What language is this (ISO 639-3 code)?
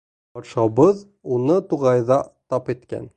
bak